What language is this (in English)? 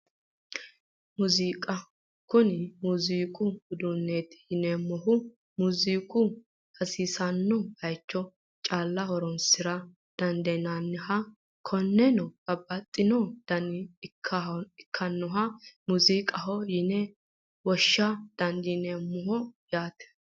Sidamo